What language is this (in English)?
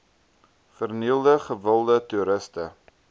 Afrikaans